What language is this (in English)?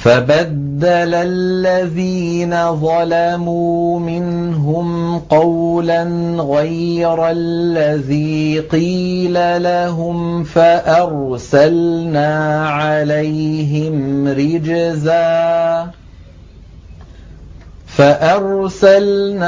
Arabic